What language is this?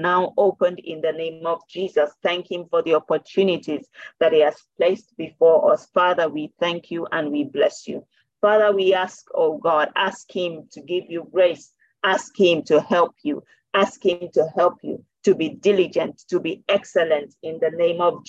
English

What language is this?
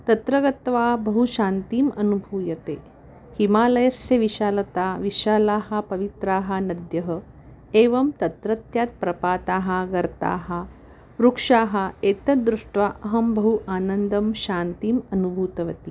Sanskrit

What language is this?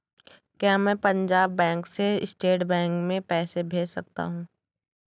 Hindi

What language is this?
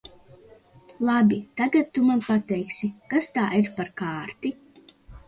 Latvian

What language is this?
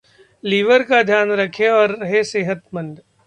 Hindi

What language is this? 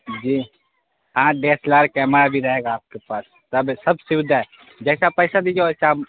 Urdu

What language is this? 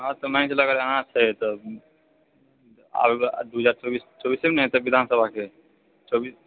Maithili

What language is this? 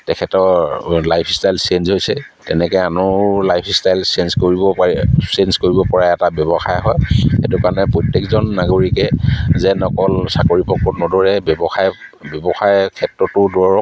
Assamese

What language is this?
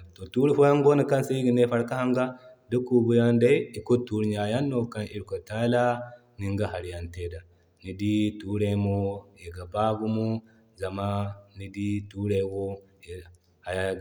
Zarma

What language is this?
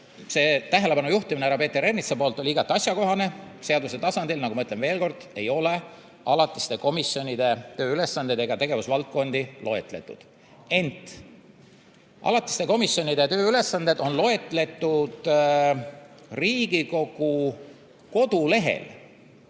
Estonian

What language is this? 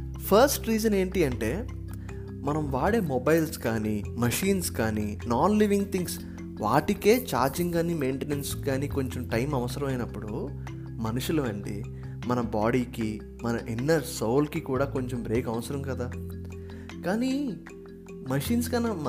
Telugu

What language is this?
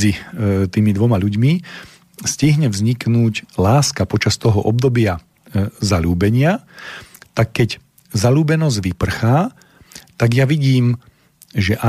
Slovak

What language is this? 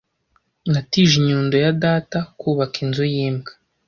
Kinyarwanda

